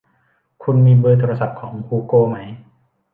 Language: Thai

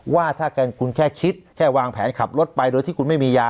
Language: Thai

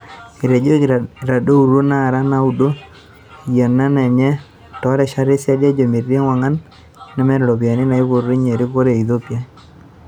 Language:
Masai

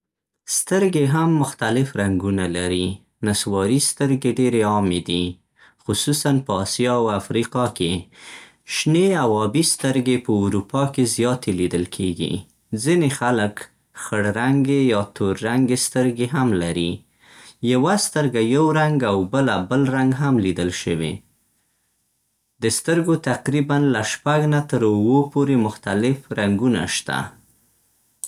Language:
Central Pashto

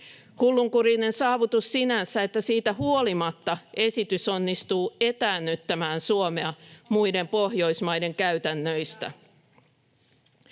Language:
Finnish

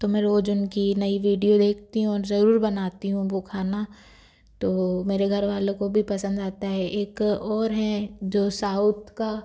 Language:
Hindi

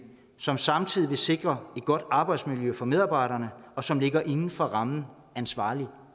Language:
Danish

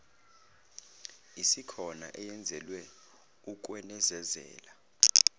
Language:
Zulu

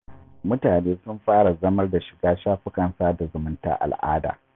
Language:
Hausa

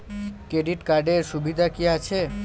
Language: Bangla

